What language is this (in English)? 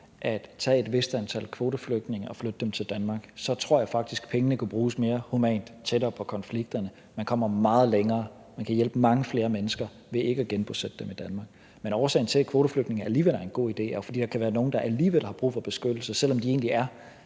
Danish